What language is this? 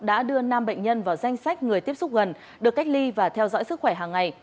Vietnamese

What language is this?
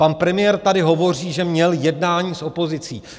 Czech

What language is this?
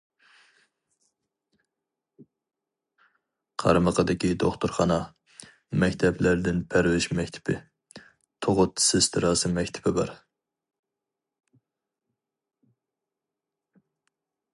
Uyghur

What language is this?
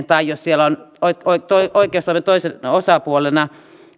Finnish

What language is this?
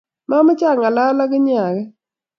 Kalenjin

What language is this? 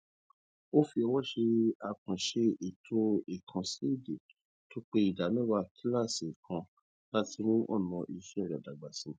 Yoruba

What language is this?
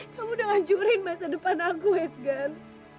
Indonesian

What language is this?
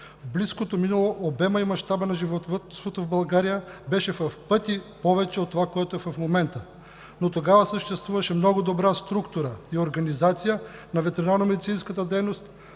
Bulgarian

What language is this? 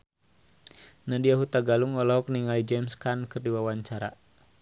Sundanese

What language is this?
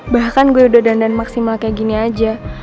Indonesian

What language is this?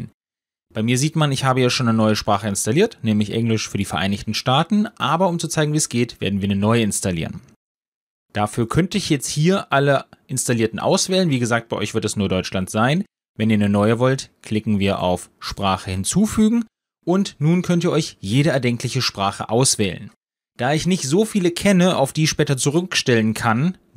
German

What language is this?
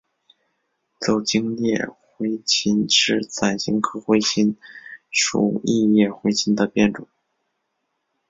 Chinese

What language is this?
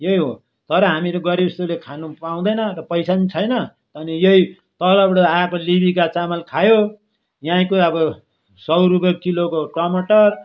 Nepali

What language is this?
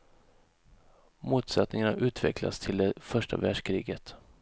Swedish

